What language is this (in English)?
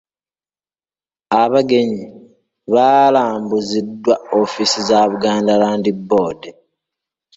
Ganda